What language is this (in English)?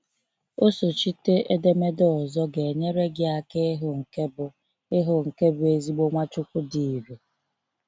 Igbo